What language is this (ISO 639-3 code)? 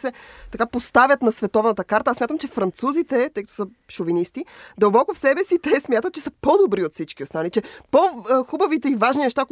bul